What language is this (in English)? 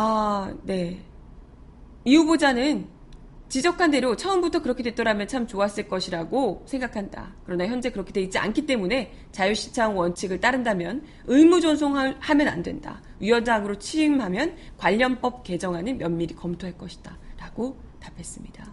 Korean